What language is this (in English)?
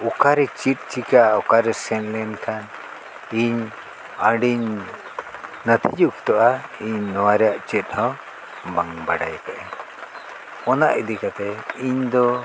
Santali